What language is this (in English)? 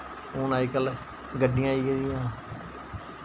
Dogri